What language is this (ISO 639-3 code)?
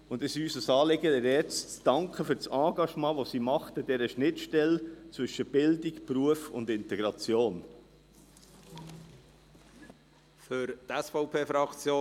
gsw